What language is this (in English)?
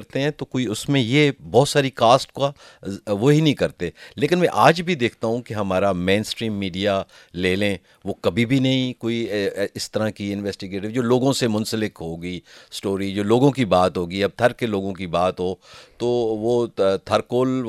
Urdu